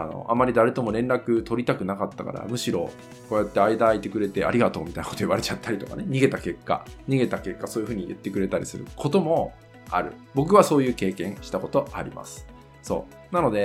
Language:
Japanese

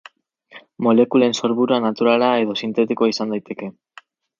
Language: Basque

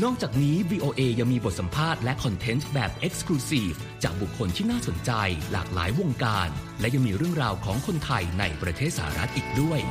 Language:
Thai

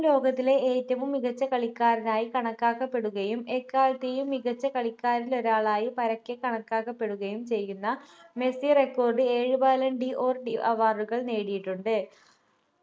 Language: Malayalam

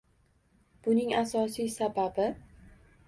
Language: Uzbek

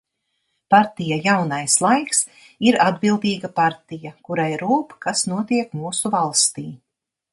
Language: Latvian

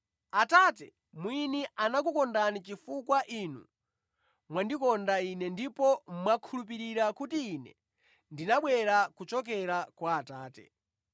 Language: Nyanja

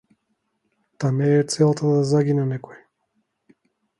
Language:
Macedonian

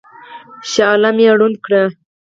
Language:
Pashto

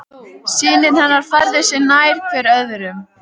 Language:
Icelandic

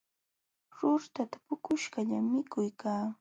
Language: Jauja Wanca Quechua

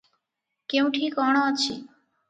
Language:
Odia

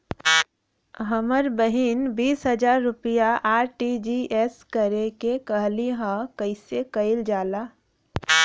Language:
Bhojpuri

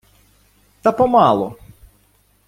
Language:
Ukrainian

